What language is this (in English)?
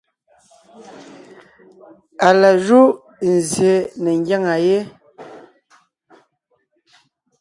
Ngiemboon